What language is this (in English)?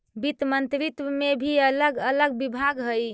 Magahi